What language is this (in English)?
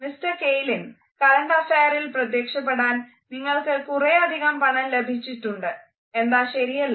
Malayalam